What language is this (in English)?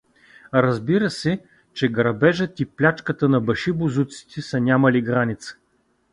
Bulgarian